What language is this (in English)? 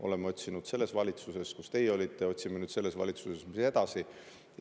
Estonian